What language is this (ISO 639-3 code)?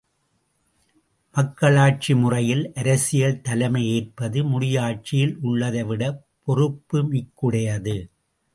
tam